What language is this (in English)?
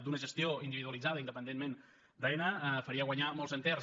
Catalan